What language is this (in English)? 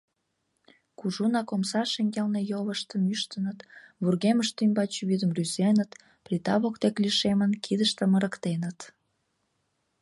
Mari